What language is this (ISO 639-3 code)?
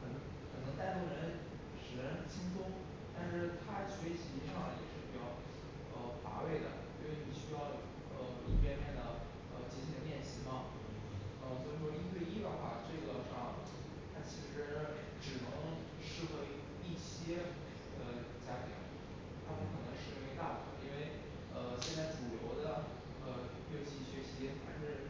zho